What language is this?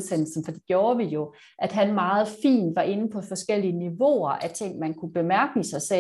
Danish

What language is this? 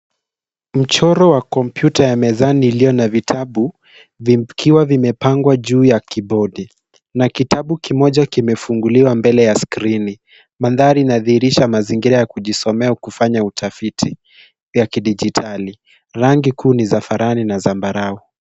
Swahili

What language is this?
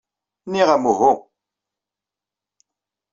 Kabyle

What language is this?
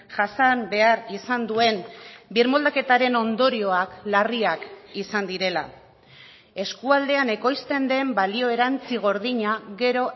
Basque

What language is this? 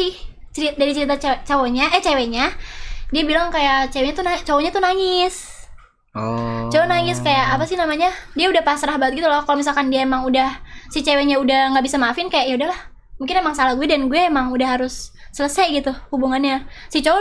Indonesian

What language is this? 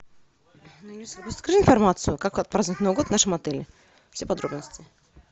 Russian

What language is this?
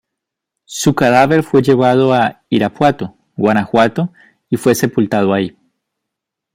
Spanish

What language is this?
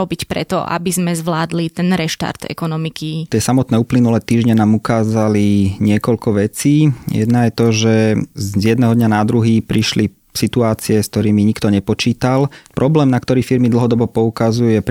Slovak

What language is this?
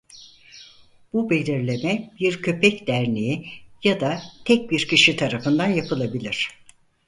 Turkish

